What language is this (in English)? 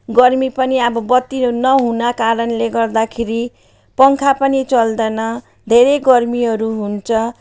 Nepali